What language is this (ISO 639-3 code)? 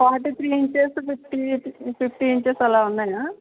tel